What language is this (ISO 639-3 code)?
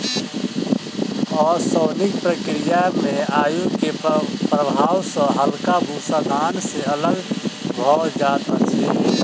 mai